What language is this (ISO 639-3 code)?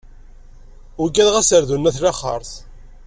kab